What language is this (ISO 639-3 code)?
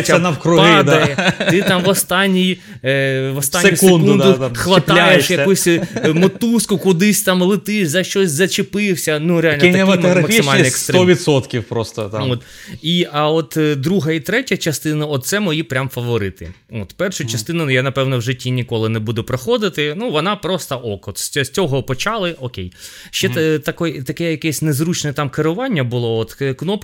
ukr